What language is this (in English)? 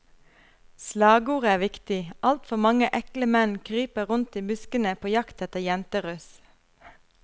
Norwegian